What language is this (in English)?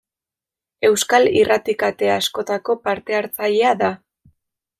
Basque